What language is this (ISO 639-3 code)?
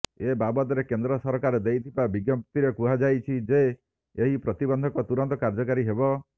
ori